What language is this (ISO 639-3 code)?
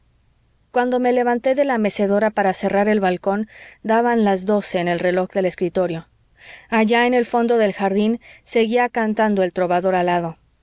spa